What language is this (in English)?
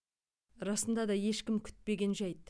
Kazakh